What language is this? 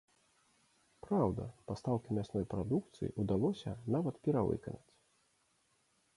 Belarusian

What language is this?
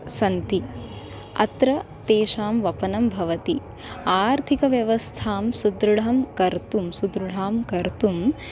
Sanskrit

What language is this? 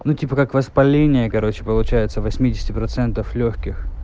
Russian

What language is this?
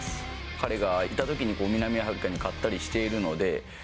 Japanese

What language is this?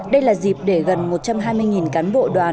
Vietnamese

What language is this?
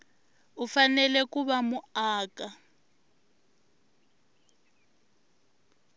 Tsonga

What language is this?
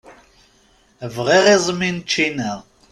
Kabyle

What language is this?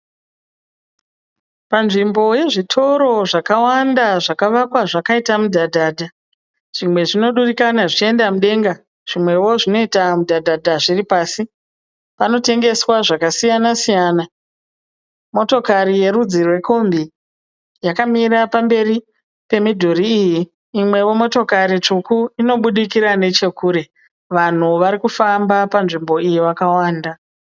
Shona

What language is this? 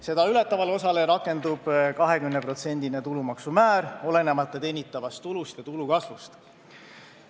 Estonian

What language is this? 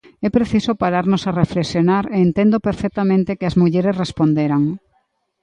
Galician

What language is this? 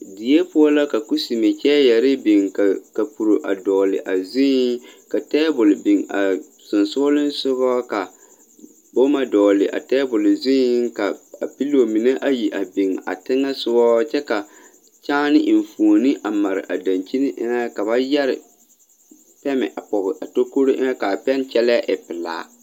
Southern Dagaare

